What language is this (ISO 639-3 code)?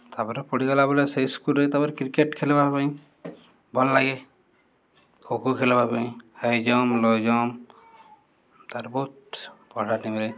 ori